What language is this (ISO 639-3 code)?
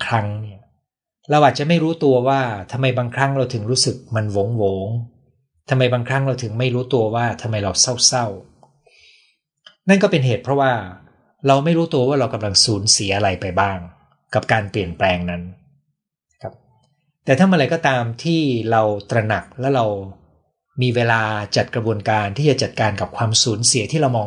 tha